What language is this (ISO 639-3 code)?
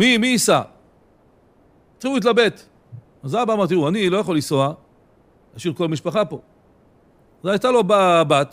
heb